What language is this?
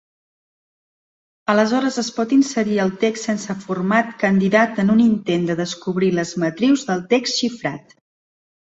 Catalan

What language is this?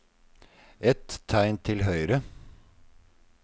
Norwegian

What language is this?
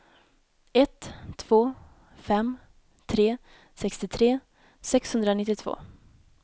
Swedish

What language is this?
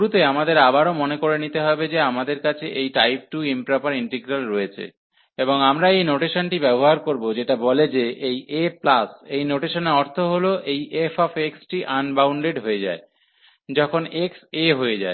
Bangla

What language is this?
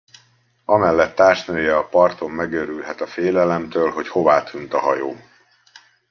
Hungarian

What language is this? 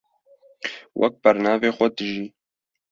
Kurdish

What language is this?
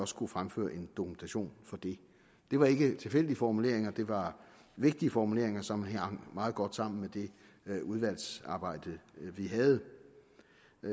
Danish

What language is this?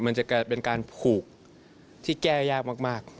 Thai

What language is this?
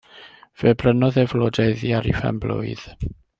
Welsh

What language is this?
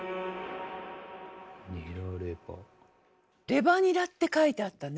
Japanese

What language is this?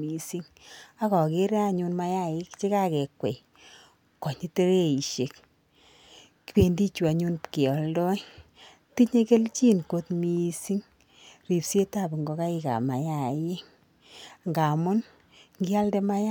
Kalenjin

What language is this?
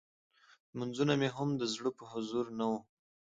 Pashto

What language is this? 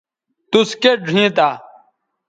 Bateri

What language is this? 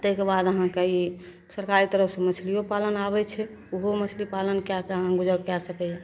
Maithili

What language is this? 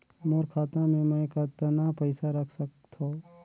Chhattisgarhi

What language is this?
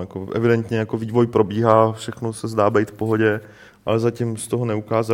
Czech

